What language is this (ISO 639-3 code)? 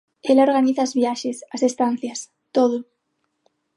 glg